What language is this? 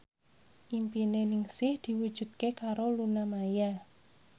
Javanese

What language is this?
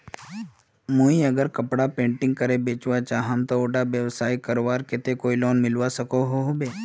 Magahi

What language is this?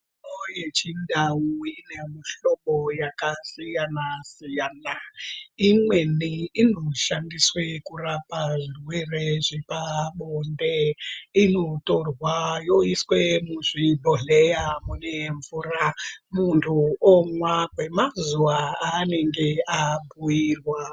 Ndau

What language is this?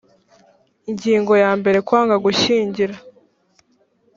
Kinyarwanda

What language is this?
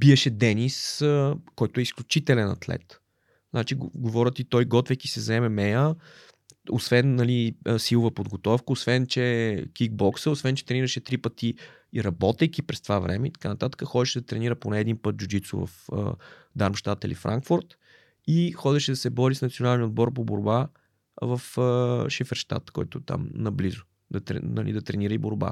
Bulgarian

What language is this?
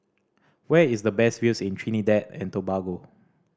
English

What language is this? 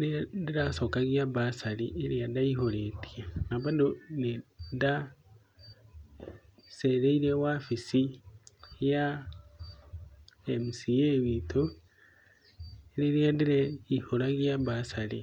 Kikuyu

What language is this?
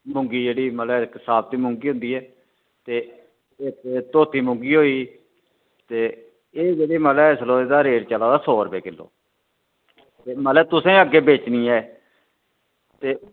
Dogri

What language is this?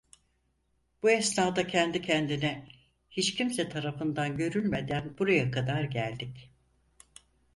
Turkish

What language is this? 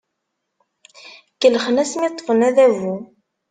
Kabyle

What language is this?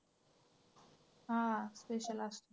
Marathi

